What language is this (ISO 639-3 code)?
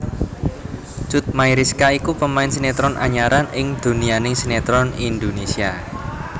jav